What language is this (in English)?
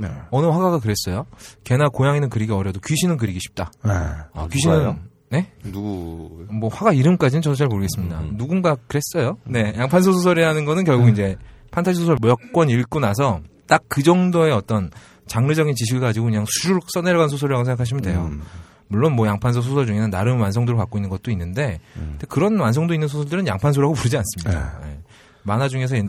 Korean